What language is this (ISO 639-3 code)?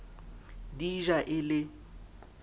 sot